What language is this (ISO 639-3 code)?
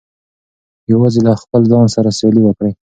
pus